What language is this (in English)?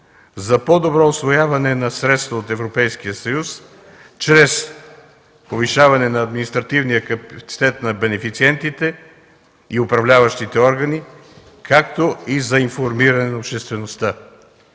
Bulgarian